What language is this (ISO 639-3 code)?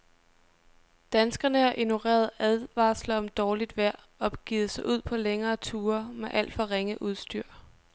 dan